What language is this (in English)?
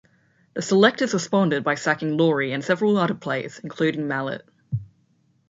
English